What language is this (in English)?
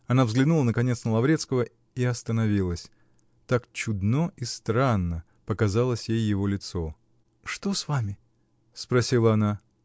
Russian